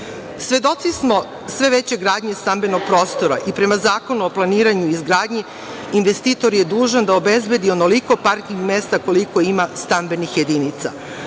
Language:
Serbian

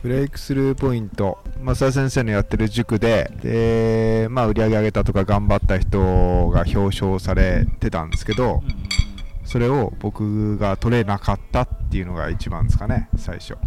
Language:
Japanese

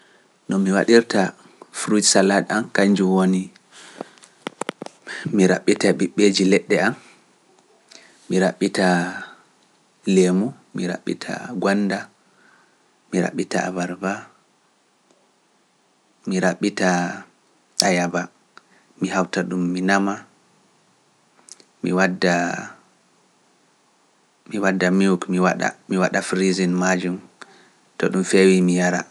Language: Fula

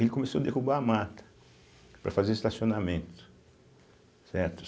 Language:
Portuguese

